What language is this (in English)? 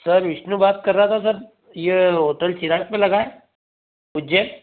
Hindi